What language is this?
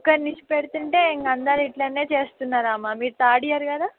Telugu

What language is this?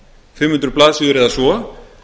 Icelandic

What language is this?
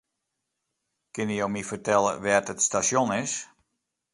Western Frisian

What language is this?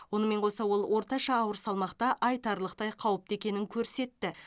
Kazakh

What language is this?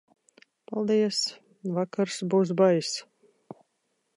Latvian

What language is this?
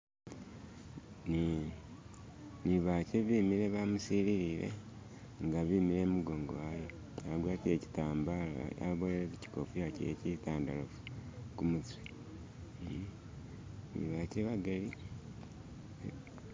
Masaaba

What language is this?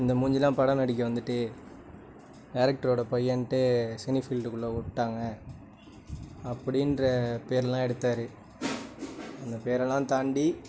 Tamil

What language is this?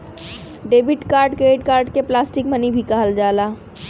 Bhojpuri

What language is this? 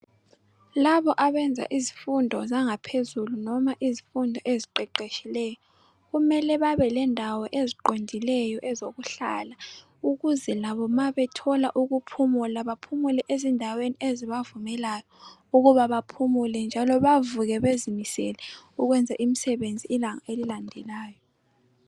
North Ndebele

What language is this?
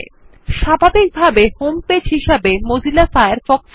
Bangla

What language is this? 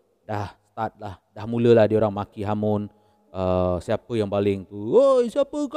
Malay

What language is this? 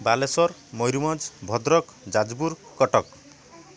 Odia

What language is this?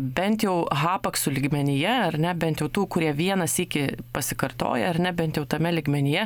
Lithuanian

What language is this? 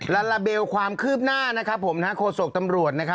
Thai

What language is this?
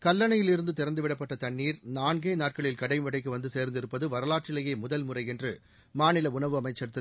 Tamil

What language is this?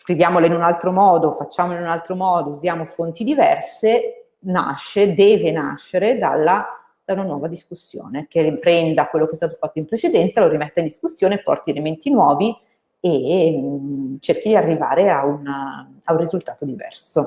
Italian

